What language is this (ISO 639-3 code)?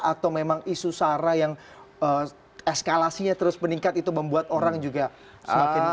ind